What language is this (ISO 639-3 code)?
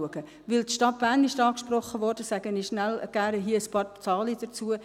gsw